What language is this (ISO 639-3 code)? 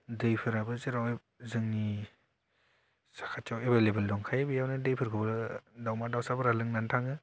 brx